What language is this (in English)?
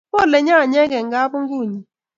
Kalenjin